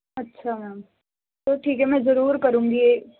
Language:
Punjabi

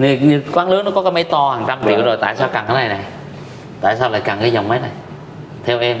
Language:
Vietnamese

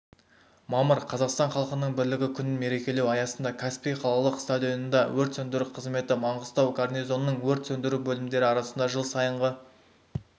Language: Kazakh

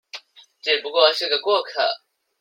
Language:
Chinese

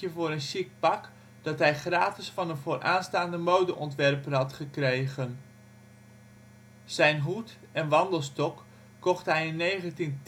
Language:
Dutch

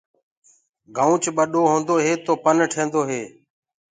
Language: Gurgula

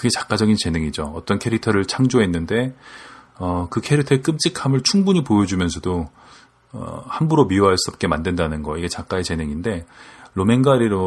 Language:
Korean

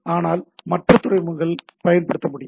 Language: Tamil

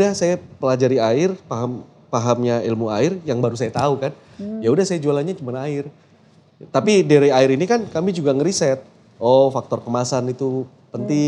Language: Indonesian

